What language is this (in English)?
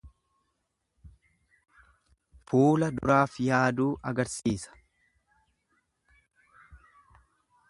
Oromo